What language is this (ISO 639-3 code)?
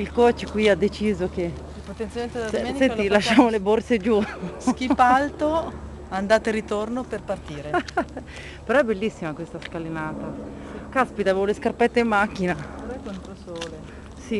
ita